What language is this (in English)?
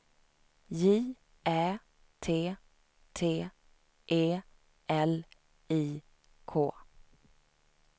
Swedish